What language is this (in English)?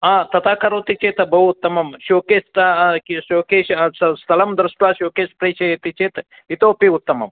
Sanskrit